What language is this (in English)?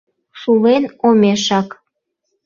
Mari